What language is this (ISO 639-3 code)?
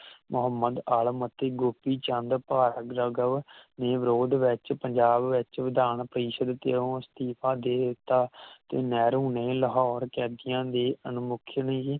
pan